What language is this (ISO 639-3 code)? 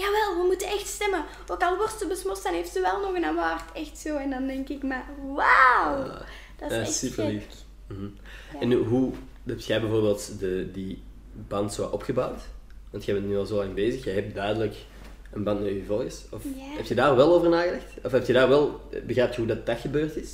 nld